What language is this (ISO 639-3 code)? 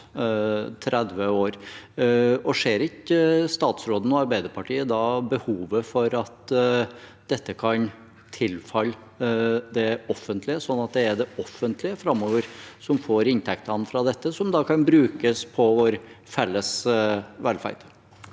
nor